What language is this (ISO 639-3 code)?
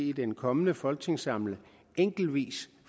dan